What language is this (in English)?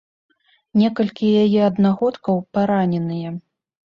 Belarusian